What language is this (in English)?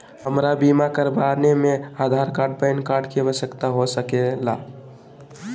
Magahi